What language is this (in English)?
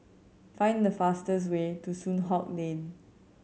English